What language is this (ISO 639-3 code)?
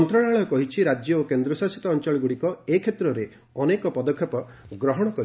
ori